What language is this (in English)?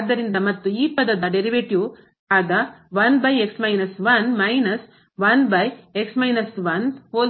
Kannada